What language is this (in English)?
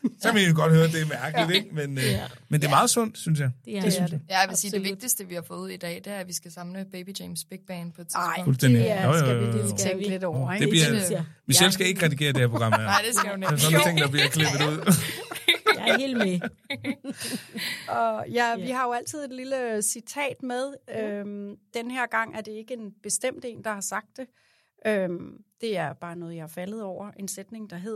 Danish